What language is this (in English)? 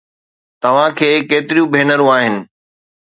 Sindhi